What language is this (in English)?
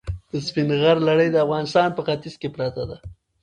Pashto